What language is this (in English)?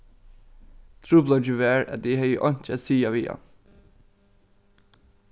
Faroese